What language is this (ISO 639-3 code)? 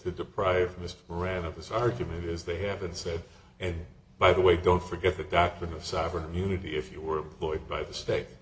eng